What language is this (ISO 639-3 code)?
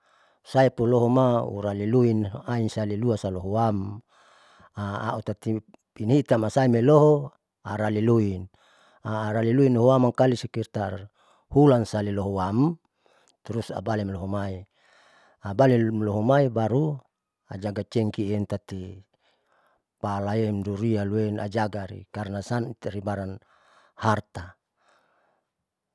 sau